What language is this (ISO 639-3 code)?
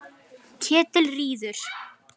isl